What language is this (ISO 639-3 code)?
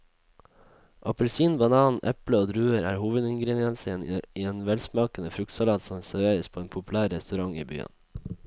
nor